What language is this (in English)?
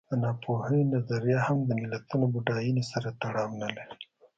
Pashto